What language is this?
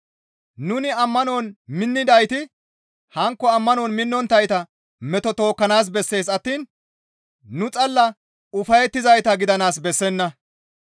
Gamo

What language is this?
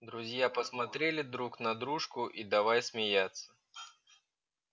Russian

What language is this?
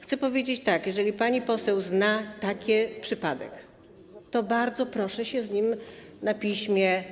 Polish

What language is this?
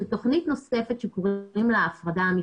Hebrew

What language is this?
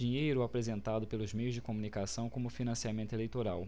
Portuguese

